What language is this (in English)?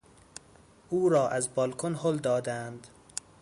Persian